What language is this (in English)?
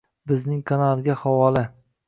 Uzbek